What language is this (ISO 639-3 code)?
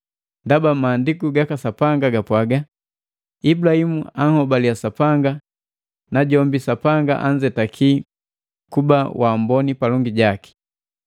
mgv